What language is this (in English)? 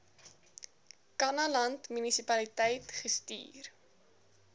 Afrikaans